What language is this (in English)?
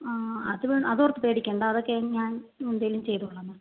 Malayalam